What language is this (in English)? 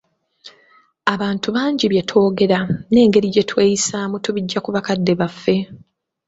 Ganda